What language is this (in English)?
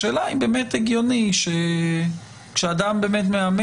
Hebrew